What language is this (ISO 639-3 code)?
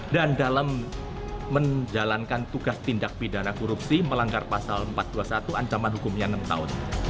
ind